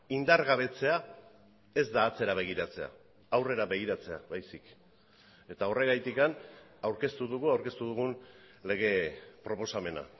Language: Basque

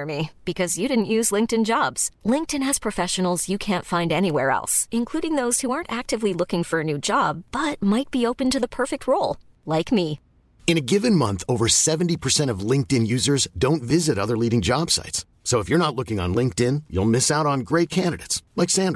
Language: Filipino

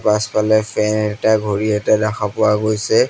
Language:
Assamese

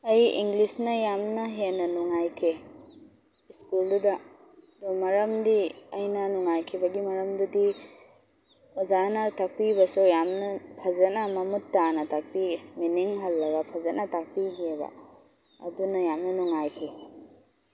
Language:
Manipuri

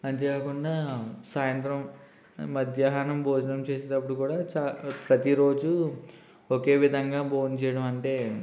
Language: Telugu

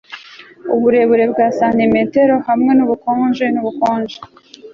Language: Kinyarwanda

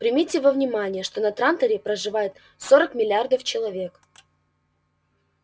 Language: Russian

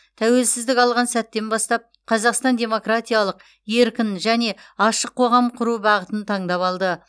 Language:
Kazakh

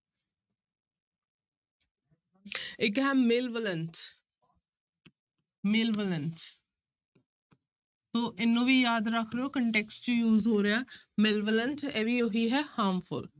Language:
Punjabi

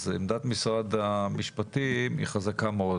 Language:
Hebrew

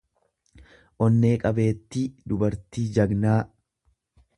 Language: Oromo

